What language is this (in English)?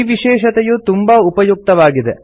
Kannada